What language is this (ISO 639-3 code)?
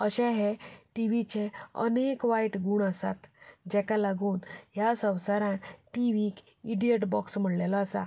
kok